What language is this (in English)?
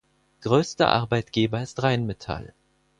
German